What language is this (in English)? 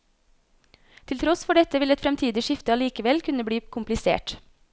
Norwegian